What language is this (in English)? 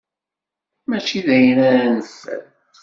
Kabyle